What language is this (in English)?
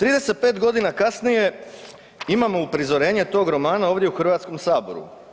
Croatian